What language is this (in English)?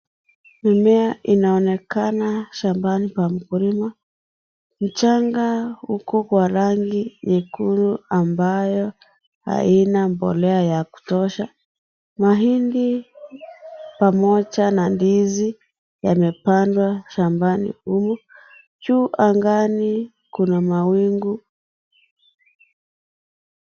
Swahili